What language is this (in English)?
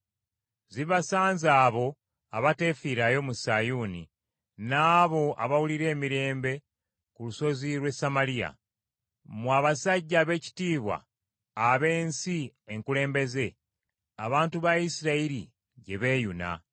Ganda